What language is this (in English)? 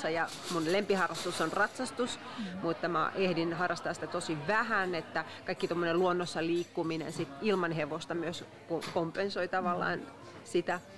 Finnish